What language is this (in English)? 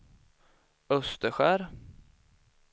Swedish